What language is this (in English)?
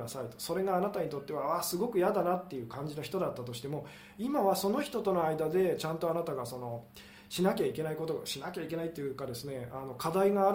Japanese